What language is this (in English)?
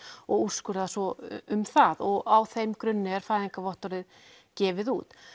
Icelandic